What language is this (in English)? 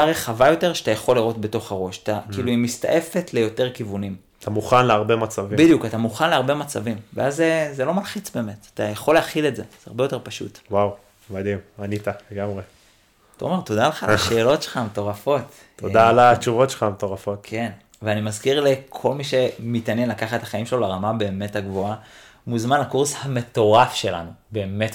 Hebrew